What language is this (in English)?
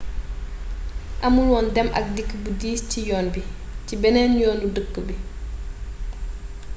Wolof